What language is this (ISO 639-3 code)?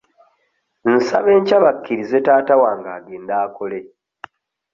lug